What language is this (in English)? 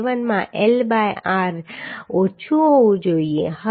Gujarati